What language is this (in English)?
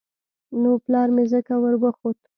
Pashto